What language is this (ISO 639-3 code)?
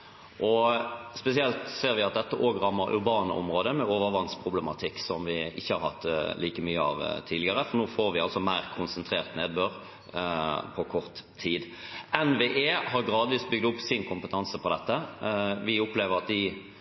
nob